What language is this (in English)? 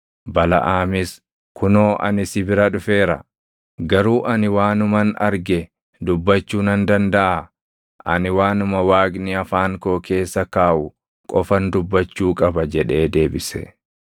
Oromo